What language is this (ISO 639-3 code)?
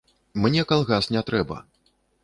bel